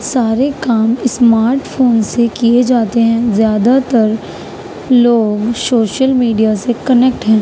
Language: Urdu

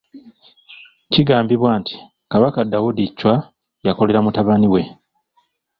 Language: Ganda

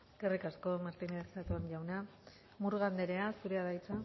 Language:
Basque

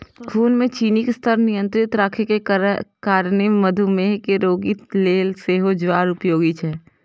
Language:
Maithili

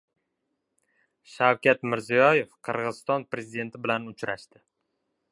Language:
Uzbek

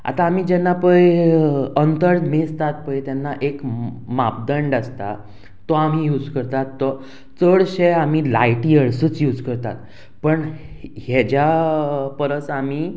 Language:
Konkani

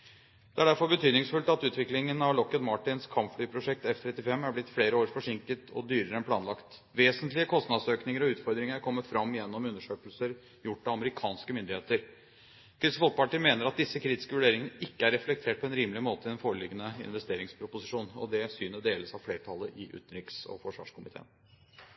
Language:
Norwegian Bokmål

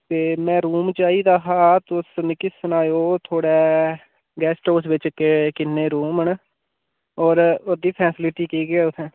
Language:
Dogri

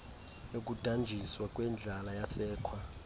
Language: Xhosa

